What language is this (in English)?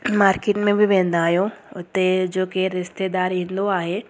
Sindhi